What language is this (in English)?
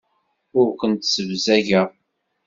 Kabyle